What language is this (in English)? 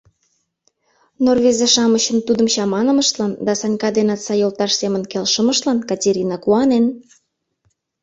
Mari